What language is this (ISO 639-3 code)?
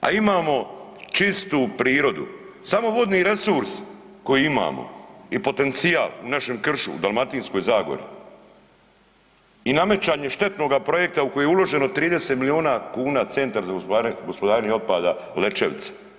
hrv